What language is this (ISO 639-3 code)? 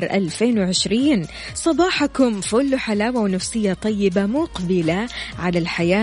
ara